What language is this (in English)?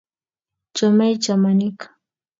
Kalenjin